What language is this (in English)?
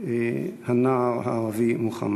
Hebrew